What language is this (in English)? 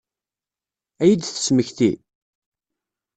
Kabyle